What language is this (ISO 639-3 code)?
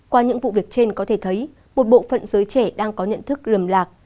vie